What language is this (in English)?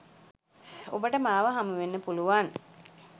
Sinhala